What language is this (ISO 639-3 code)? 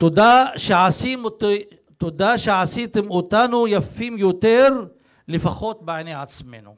heb